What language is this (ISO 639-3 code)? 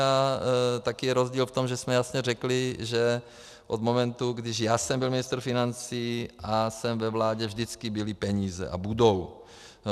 ces